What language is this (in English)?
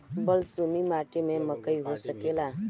Bhojpuri